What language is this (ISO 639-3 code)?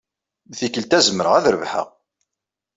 kab